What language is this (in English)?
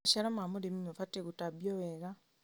Kikuyu